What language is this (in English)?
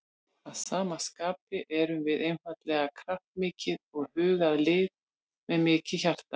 Icelandic